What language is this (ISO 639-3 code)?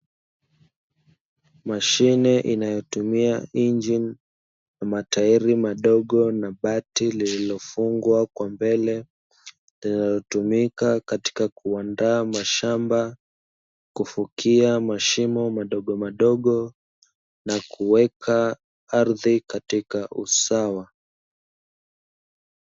swa